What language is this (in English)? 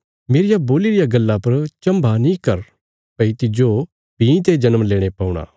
Bilaspuri